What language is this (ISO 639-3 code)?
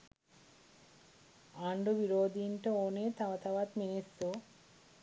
sin